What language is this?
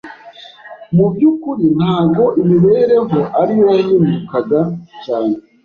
Kinyarwanda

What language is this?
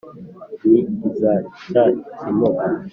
Kinyarwanda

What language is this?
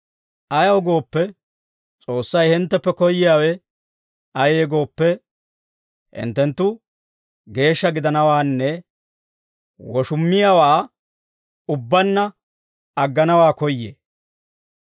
Dawro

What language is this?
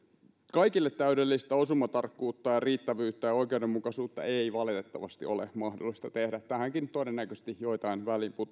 Finnish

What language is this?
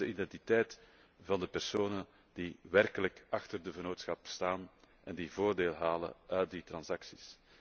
Dutch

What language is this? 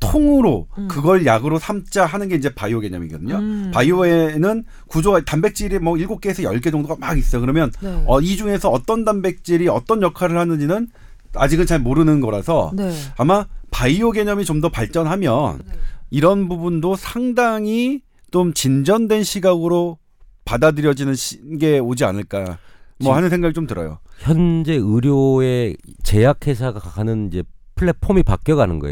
Korean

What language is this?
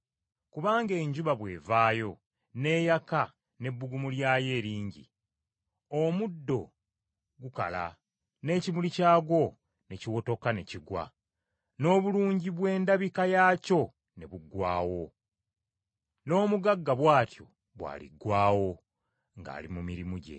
Ganda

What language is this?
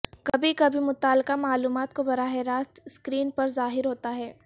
Urdu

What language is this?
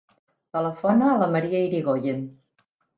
Catalan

